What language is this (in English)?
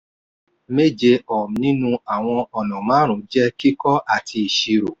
Yoruba